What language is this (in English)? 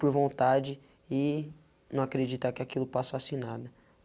Portuguese